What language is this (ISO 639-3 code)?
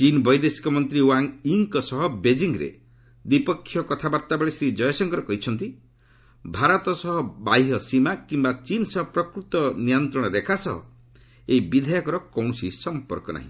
ori